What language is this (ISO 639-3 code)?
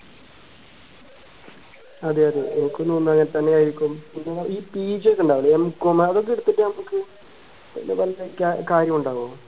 mal